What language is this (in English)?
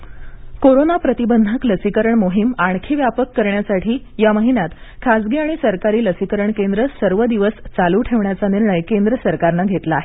Marathi